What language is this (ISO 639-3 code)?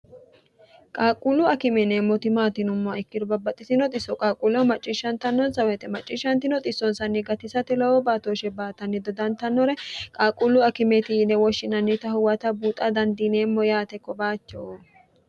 sid